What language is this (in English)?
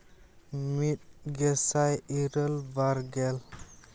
Santali